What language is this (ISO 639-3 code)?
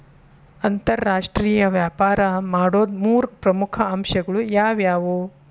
kan